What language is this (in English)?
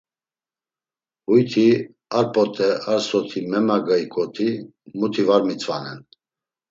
Laz